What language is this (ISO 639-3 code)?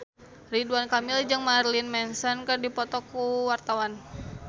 sun